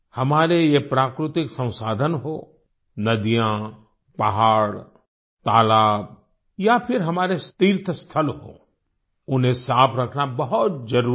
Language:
Hindi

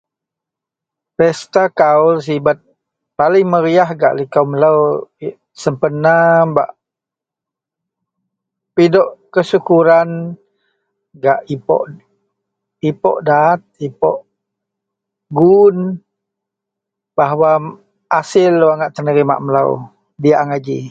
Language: Central Melanau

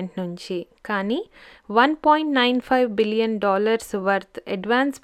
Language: Telugu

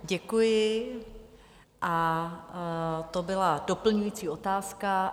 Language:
Czech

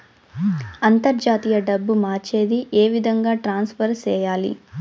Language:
Telugu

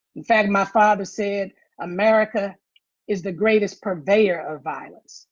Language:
English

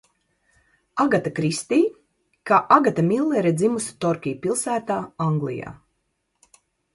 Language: Latvian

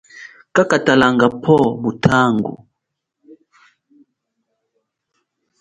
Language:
Chokwe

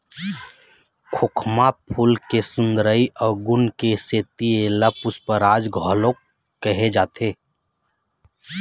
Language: Chhattisgarhi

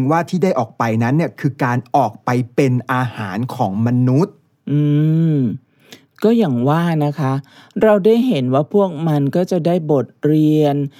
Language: Thai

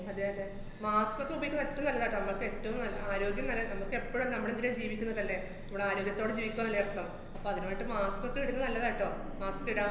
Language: Malayalam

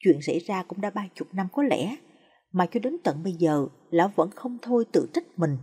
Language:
Vietnamese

